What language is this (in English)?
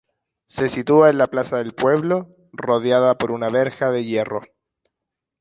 Spanish